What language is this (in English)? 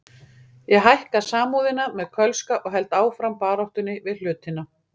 Icelandic